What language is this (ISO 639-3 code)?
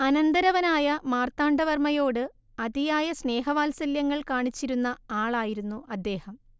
mal